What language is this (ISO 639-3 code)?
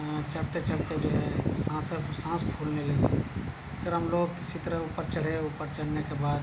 urd